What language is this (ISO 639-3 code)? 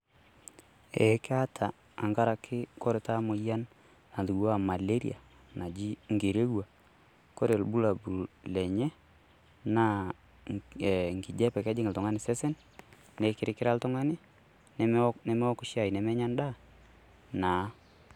mas